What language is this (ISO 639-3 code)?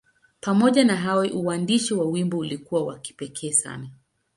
swa